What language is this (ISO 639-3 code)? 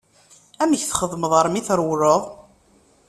kab